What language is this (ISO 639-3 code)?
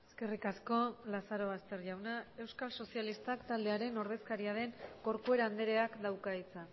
eus